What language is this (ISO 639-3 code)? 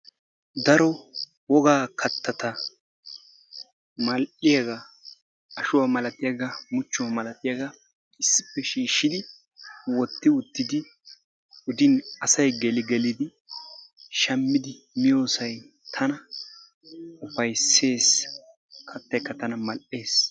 wal